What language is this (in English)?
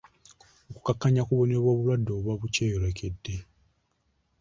Ganda